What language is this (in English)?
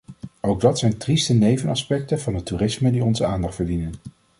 Dutch